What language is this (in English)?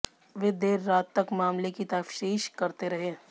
Hindi